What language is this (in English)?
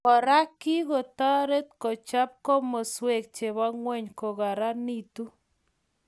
Kalenjin